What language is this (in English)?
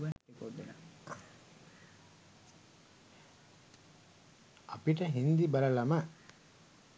Sinhala